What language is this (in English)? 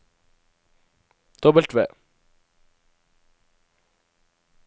Norwegian